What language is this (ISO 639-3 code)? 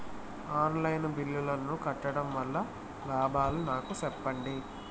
tel